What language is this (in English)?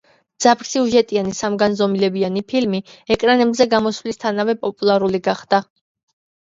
Georgian